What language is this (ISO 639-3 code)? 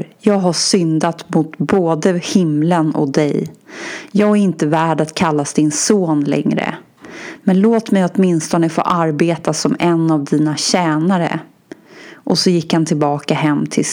swe